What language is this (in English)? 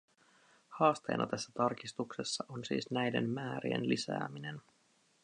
Finnish